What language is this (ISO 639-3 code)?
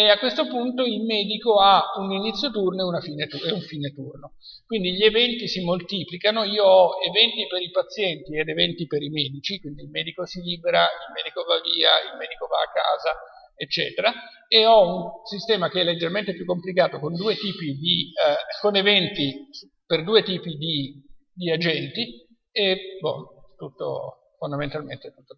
ita